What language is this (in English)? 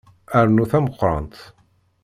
Kabyle